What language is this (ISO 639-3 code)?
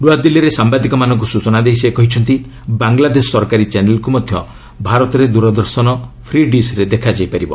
ori